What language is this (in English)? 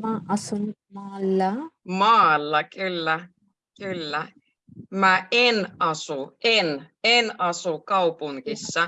Finnish